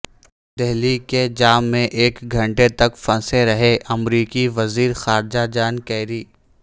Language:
Urdu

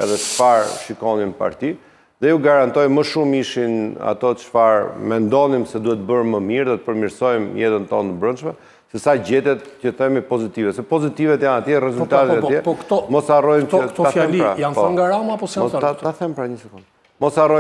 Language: Romanian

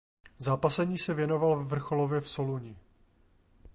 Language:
Czech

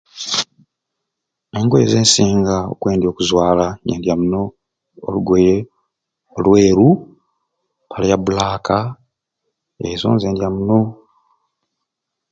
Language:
Ruuli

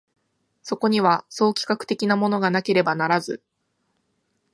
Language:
Japanese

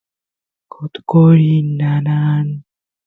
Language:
Santiago del Estero Quichua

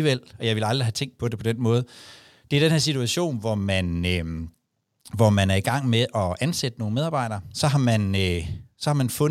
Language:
Danish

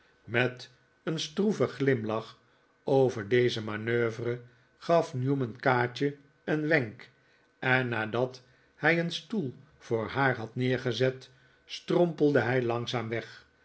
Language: Dutch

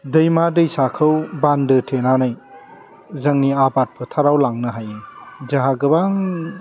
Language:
Bodo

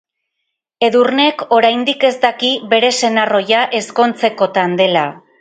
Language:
Basque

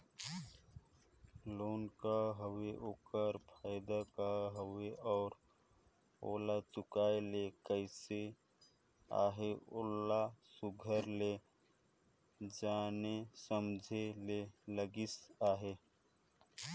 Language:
Chhattisgarhi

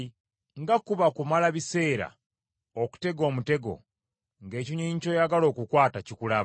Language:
Ganda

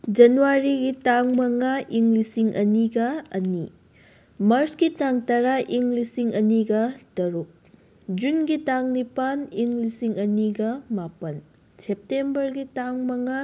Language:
Manipuri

